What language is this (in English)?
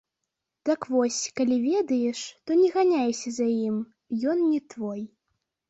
Belarusian